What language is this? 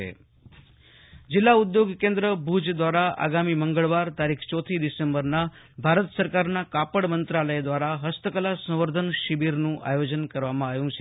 Gujarati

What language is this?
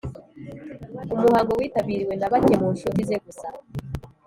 Kinyarwanda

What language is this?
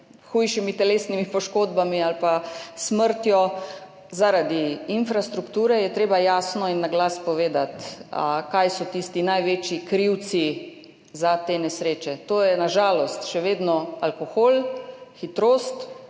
Slovenian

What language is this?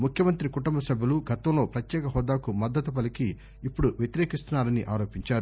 Telugu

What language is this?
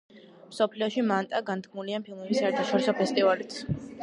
Georgian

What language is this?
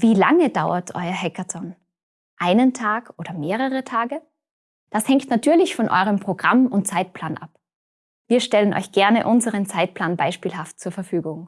German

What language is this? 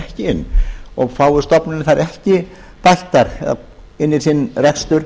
Icelandic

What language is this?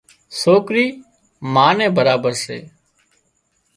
Wadiyara Koli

